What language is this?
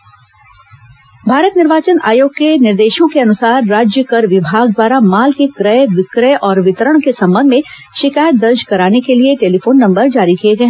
Hindi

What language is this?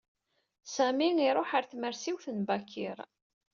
Kabyle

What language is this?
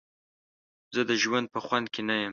Pashto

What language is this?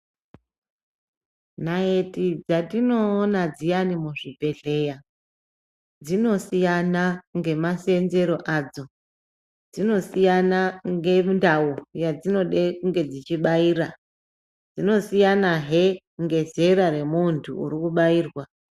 Ndau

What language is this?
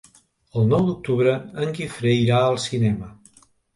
Catalan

